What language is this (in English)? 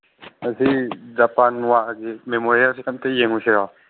Manipuri